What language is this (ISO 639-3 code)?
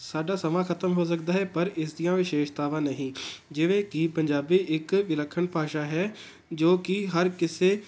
pan